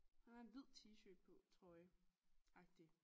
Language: Danish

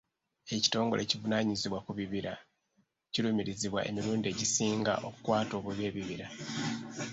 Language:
Ganda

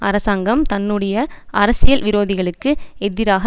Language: Tamil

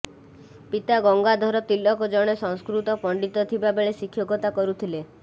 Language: Odia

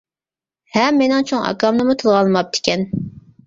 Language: Uyghur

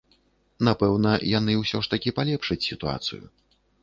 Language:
Belarusian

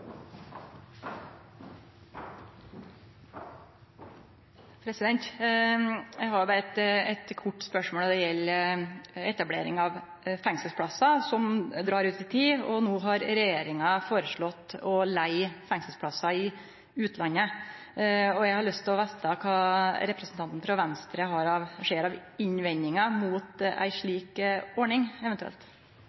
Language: Norwegian Nynorsk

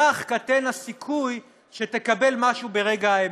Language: Hebrew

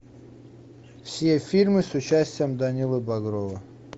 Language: Russian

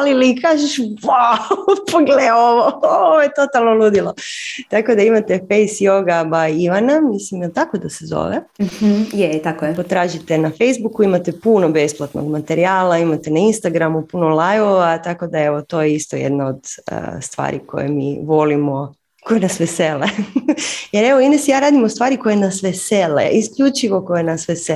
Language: Croatian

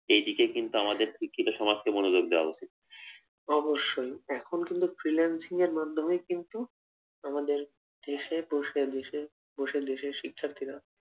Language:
Bangla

